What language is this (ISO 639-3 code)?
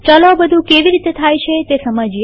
guj